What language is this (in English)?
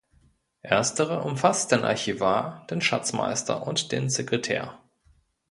German